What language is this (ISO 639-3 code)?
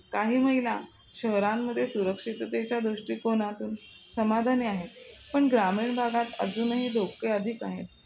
mar